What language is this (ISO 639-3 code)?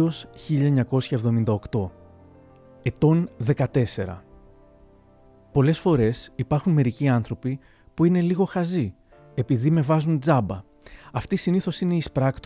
ell